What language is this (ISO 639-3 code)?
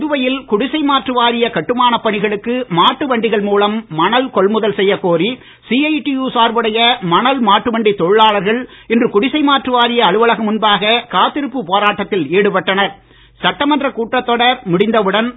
tam